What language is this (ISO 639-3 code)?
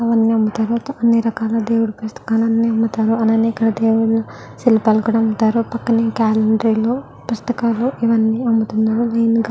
tel